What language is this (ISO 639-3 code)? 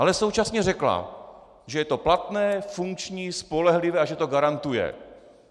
ces